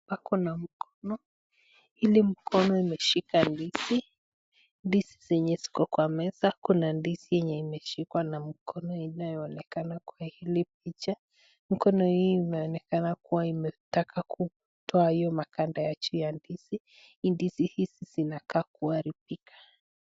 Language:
Swahili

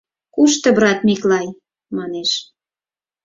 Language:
Mari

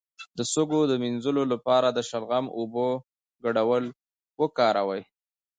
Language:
Pashto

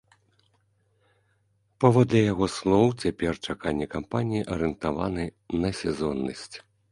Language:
Belarusian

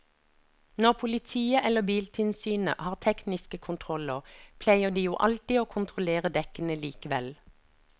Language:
Norwegian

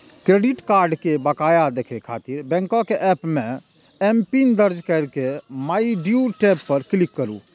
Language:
Maithili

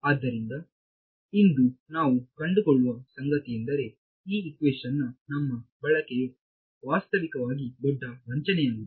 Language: Kannada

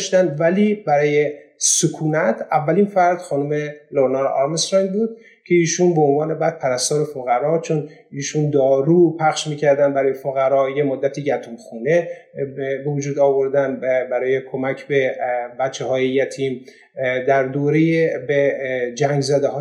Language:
Persian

